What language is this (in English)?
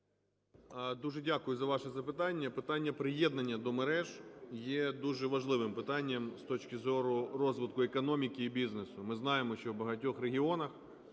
Ukrainian